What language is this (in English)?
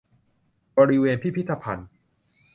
Thai